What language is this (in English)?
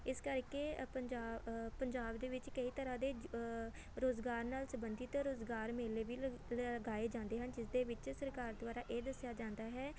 Punjabi